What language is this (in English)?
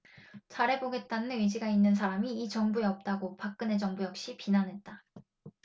Korean